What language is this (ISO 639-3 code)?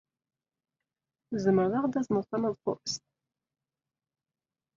kab